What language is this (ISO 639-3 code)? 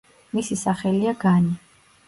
kat